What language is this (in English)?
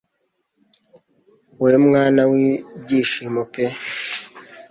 Kinyarwanda